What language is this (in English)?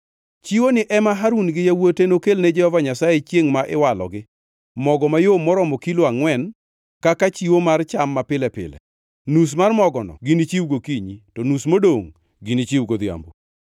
Luo (Kenya and Tanzania)